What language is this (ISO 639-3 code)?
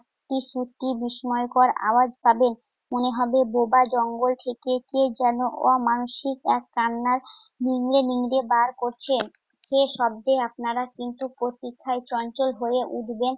ben